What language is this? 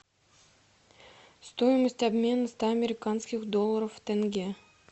Russian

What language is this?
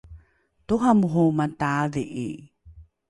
Rukai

